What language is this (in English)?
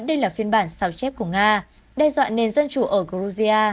Vietnamese